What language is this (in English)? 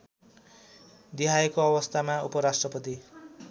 Nepali